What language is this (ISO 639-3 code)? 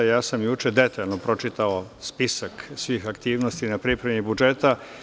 srp